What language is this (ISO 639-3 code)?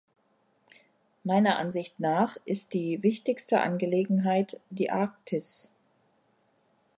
deu